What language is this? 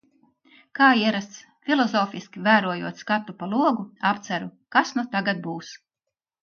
Latvian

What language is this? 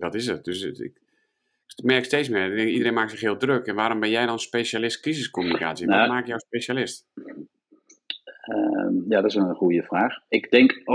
Dutch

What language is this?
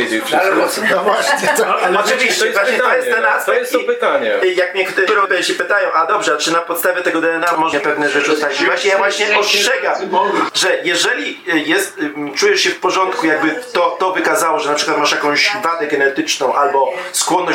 Polish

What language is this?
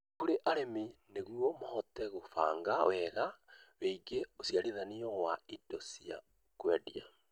Kikuyu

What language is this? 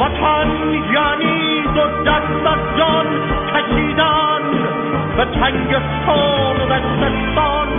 Persian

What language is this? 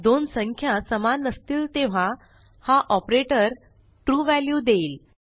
Marathi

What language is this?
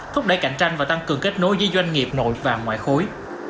Vietnamese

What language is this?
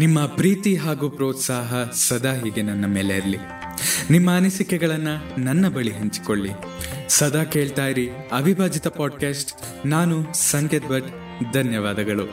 Kannada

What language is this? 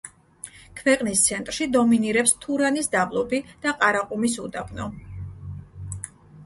Georgian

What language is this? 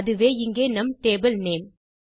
Tamil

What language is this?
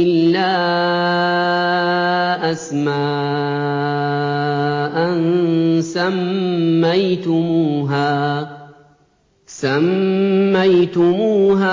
Arabic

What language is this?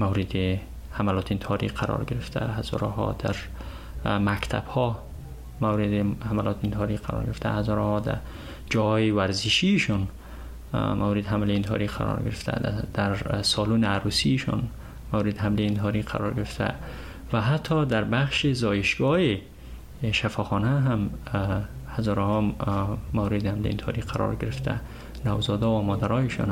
Persian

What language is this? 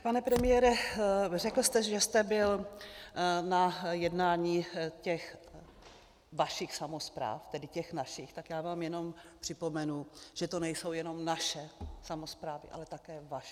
Czech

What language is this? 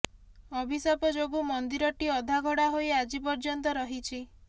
Odia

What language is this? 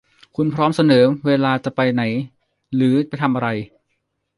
Thai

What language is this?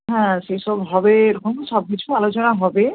Bangla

